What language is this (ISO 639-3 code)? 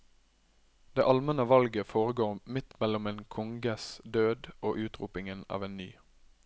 nor